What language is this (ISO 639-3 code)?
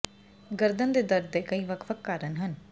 pan